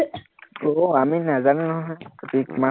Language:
Assamese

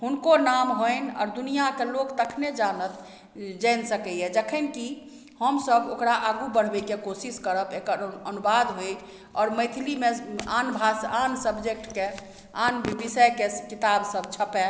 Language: Maithili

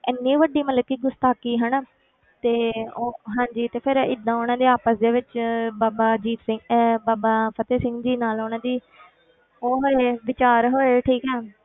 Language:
Punjabi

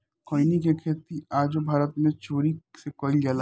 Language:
Bhojpuri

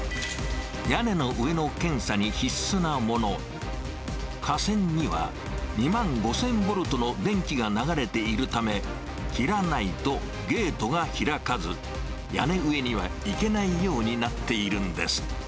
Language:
Japanese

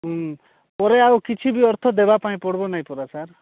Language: Odia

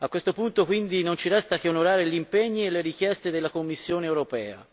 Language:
Italian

